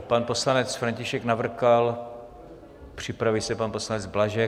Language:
Czech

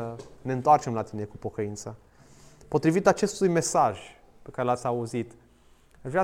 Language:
Romanian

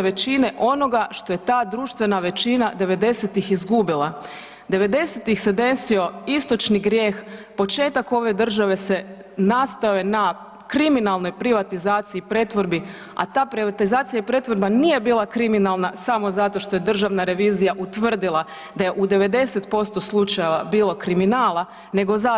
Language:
Croatian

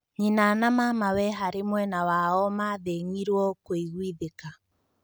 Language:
Kikuyu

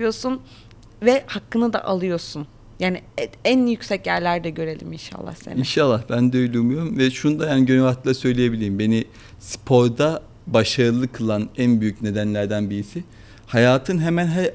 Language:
Turkish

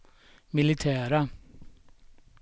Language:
Swedish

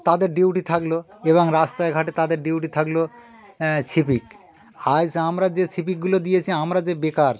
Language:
Bangla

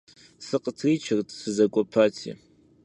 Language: Kabardian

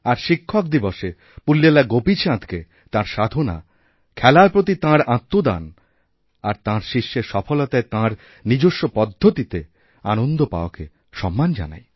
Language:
Bangla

